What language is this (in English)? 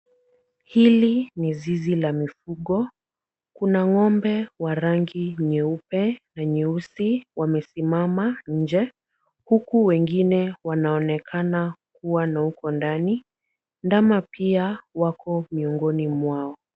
Swahili